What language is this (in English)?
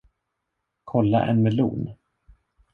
Swedish